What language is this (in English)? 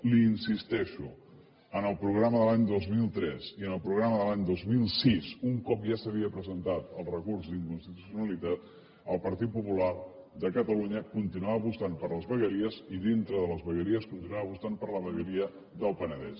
Catalan